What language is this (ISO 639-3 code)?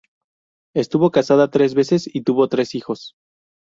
spa